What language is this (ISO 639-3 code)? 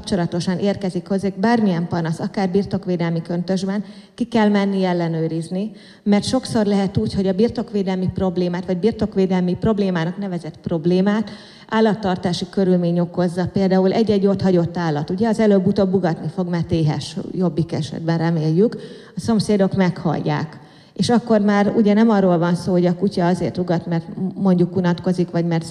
hun